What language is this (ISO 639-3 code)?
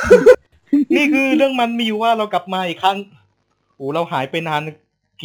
tha